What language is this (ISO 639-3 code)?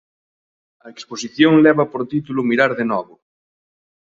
glg